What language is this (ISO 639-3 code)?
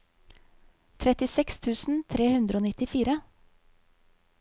nor